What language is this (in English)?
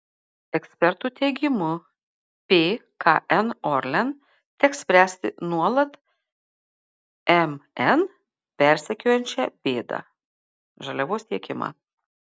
Lithuanian